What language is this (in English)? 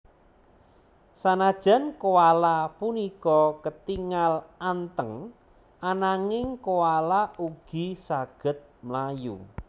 Javanese